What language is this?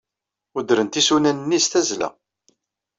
Kabyle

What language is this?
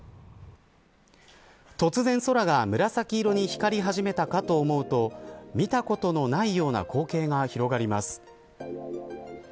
Japanese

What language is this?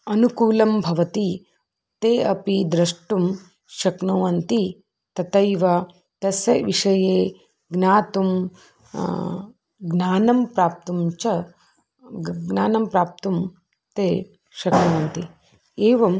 Sanskrit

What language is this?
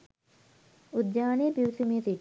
Sinhala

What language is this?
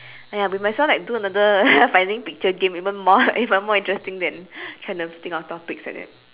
English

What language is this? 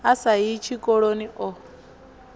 Venda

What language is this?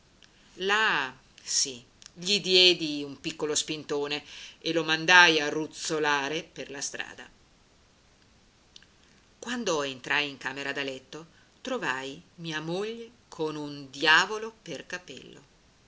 Italian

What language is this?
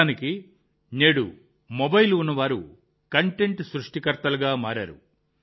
Telugu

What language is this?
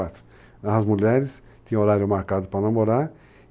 Portuguese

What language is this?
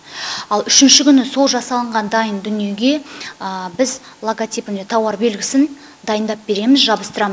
Kazakh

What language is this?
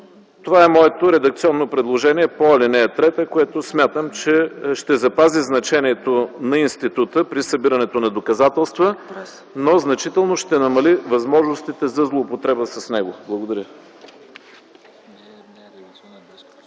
Bulgarian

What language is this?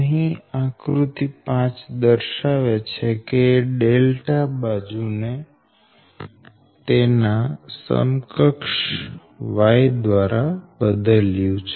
Gujarati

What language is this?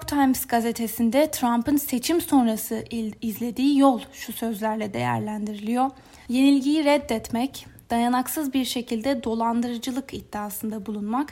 Turkish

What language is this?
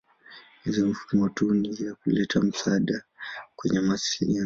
Swahili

